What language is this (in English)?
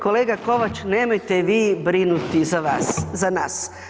Croatian